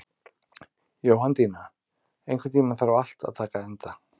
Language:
Icelandic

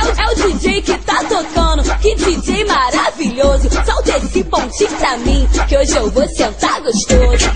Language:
Portuguese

